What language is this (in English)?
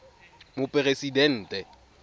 Tswana